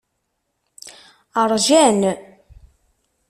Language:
Kabyle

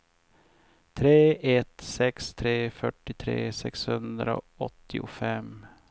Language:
Swedish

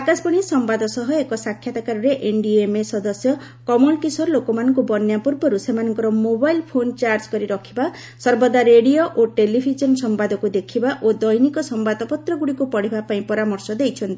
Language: Odia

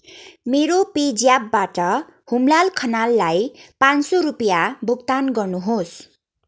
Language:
Nepali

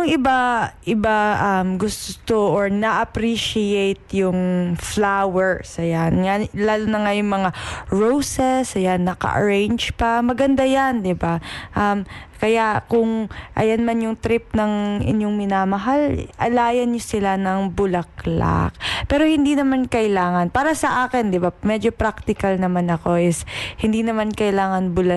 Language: Filipino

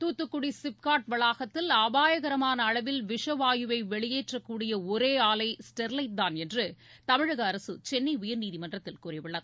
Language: Tamil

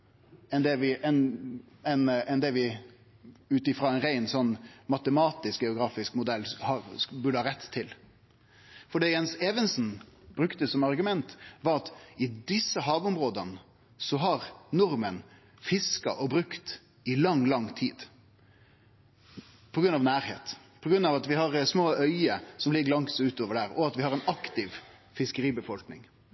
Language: Norwegian Nynorsk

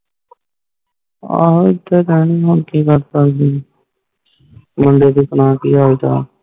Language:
Punjabi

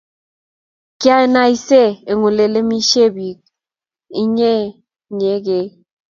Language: Kalenjin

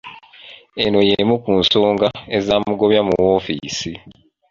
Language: Ganda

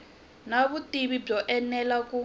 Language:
Tsonga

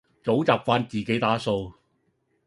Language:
Cantonese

